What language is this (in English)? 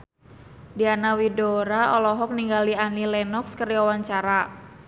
Sundanese